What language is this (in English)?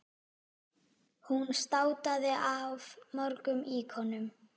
Icelandic